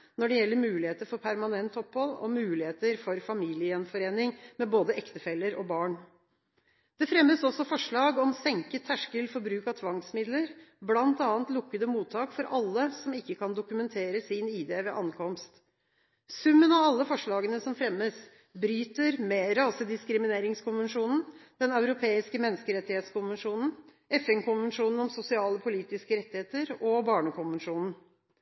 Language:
Norwegian Bokmål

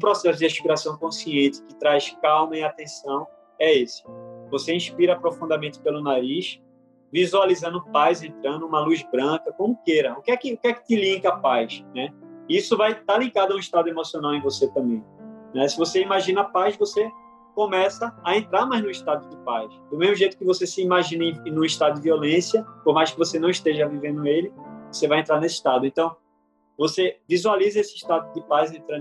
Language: Portuguese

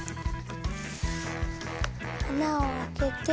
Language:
Japanese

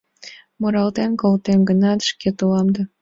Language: Mari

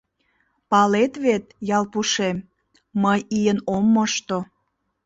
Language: Mari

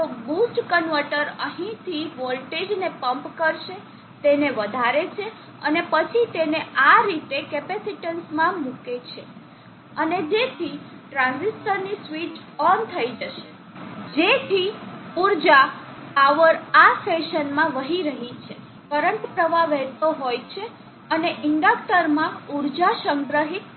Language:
Gujarati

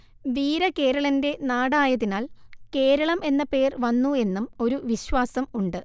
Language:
Malayalam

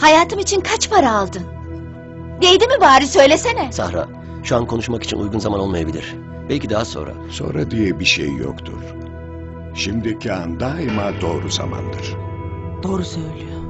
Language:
Turkish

